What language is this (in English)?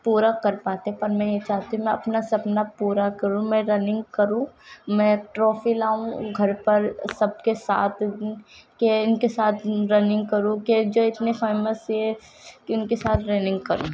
Urdu